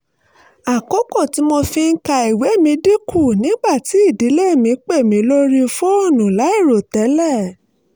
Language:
Yoruba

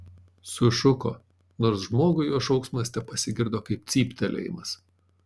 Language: Lithuanian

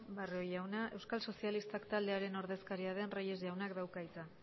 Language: Basque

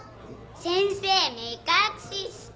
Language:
Japanese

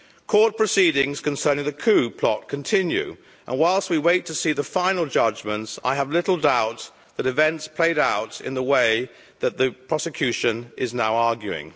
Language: English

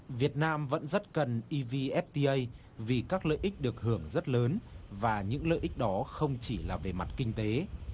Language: Vietnamese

